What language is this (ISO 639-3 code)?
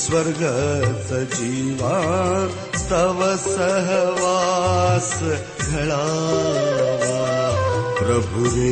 mar